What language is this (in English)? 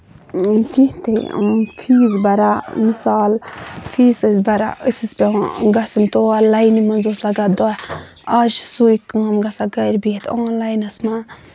Kashmiri